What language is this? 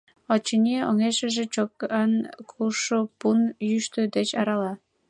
Mari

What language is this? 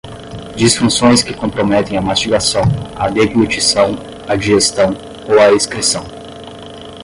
Portuguese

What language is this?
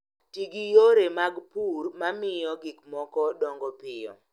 Luo (Kenya and Tanzania)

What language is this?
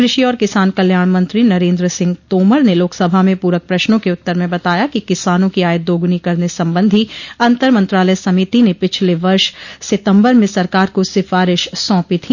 Hindi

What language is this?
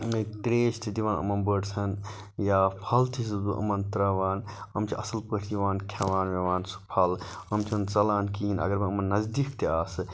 Kashmiri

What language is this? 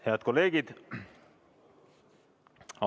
Estonian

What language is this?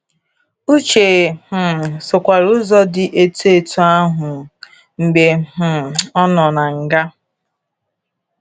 Igbo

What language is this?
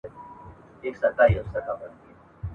Pashto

